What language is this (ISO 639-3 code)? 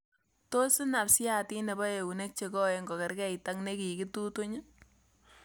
kln